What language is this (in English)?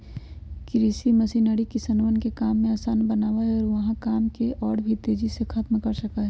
Magahi